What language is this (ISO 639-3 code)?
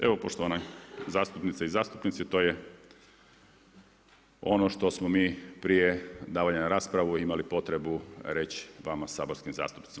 hrv